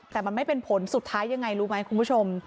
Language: Thai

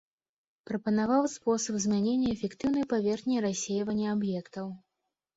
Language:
Belarusian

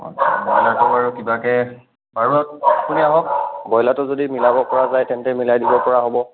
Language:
Assamese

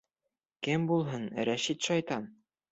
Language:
Bashkir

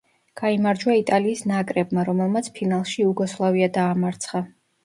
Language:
Georgian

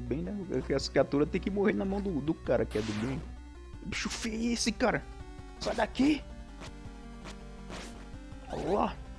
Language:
Portuguese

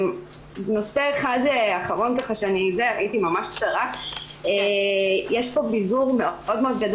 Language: Hebrew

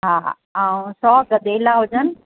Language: Sindhi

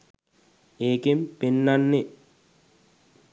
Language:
Sinhala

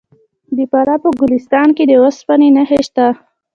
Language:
Pashto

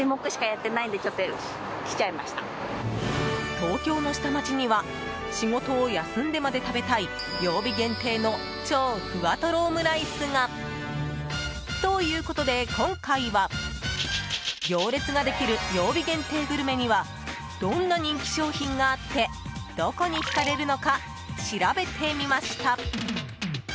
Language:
Japanese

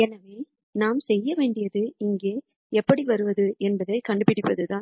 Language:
Tamil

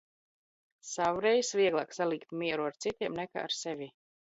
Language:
Latvian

